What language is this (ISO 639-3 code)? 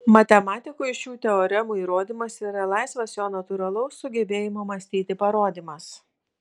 lit